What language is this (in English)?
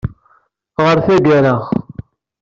Kabyle